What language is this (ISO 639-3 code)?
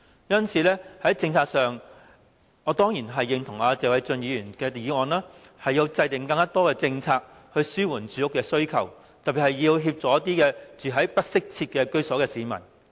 yue